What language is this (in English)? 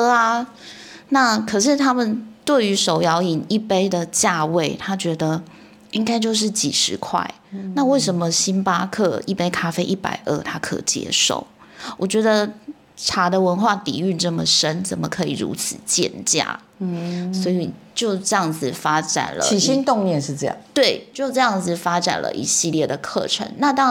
Chinese